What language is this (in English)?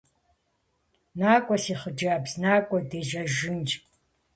Kabardian